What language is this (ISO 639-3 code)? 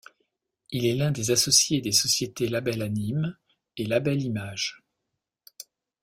fra